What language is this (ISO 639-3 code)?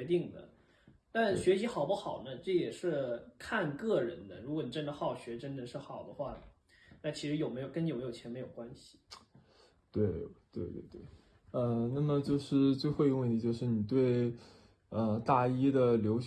zho